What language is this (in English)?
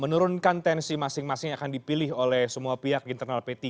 Indonesian